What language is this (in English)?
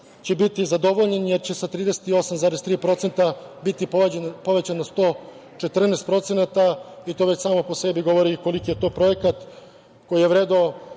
Serbian